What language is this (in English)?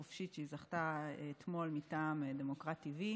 Hebrew